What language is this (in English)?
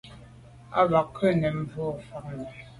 Medumba